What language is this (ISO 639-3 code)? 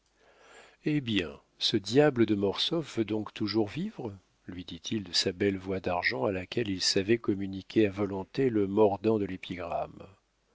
fra